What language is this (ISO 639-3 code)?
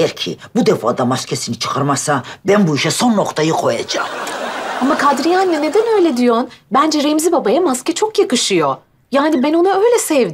tur